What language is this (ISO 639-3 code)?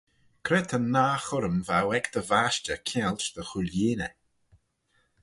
glv